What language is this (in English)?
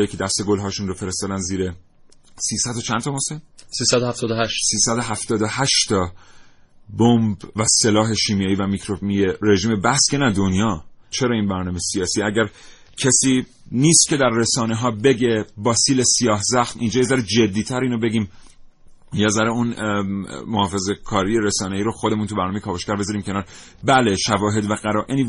Persian